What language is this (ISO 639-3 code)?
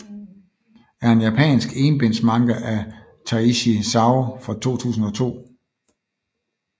dan